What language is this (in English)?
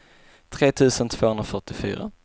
Swedish